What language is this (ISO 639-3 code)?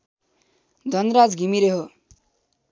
nep